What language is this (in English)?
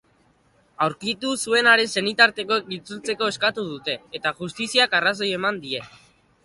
Basque